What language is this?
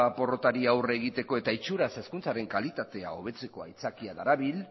Basque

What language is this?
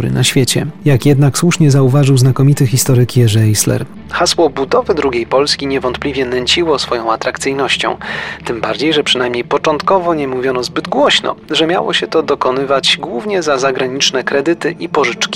Polish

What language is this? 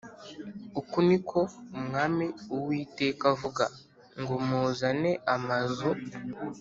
Kinyarwanda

